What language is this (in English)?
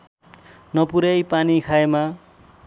Nepali